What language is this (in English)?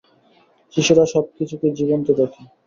Bangla